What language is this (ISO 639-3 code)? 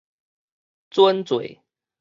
nan